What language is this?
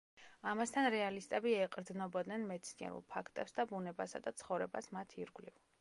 Georgian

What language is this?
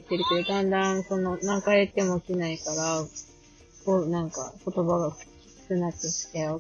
Japanese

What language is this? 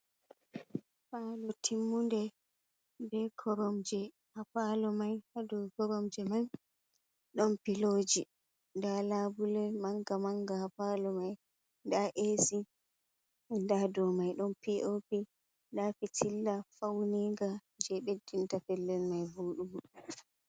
Fula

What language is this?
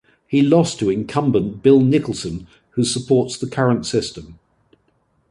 English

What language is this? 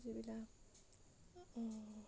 Assamese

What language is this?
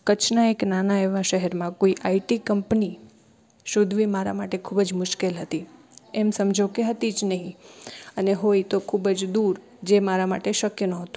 Gujarati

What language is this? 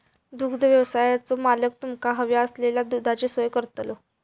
Marathi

